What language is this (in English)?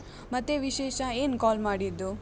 Kannada